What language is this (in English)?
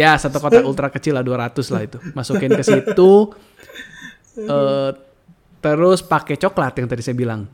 Indonesian